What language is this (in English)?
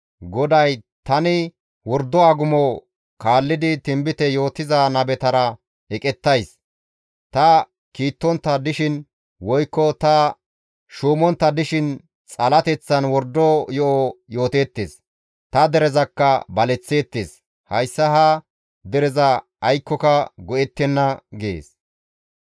Gamo